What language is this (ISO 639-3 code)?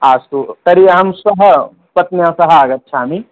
san